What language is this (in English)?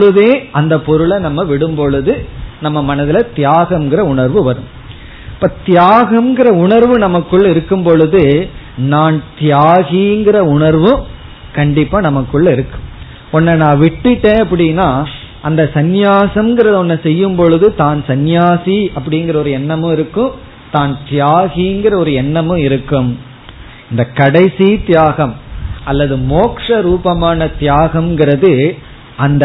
Tamil